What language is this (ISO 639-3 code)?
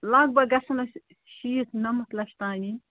kas